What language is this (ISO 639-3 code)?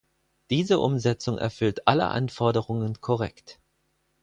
deu